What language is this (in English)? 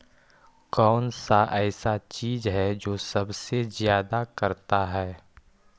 Magahi